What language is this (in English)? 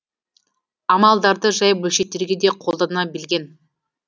Kazakh